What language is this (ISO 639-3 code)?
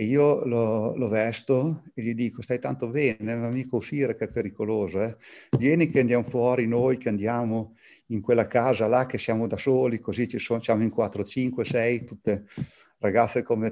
ita